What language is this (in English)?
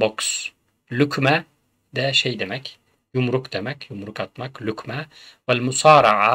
Turkish